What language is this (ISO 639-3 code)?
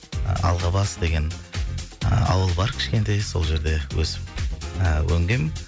kaz